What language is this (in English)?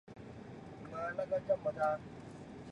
Chinese